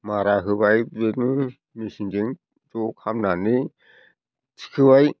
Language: Bodo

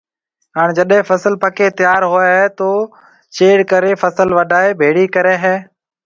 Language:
Marwari (Pakistan)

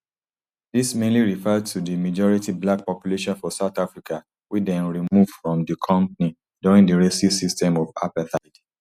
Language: Nigerian Pidgin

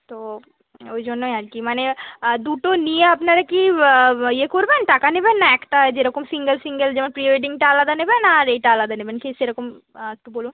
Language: Bangla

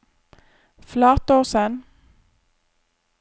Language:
Norwegian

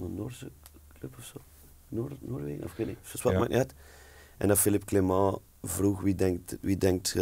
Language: Dutch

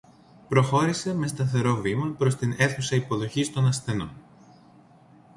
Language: Greek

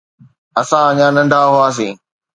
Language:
Sindhi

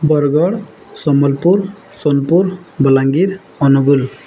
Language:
Odia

